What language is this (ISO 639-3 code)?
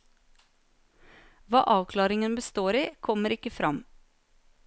nor